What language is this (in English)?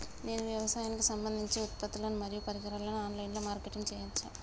Telugu